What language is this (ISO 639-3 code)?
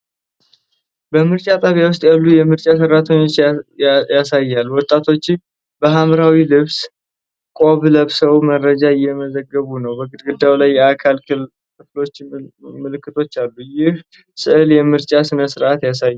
amh